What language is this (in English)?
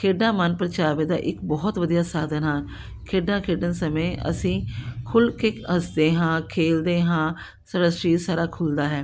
Punjabi